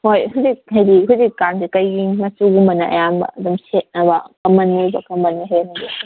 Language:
Manipuri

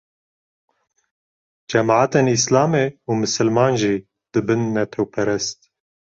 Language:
Kurdish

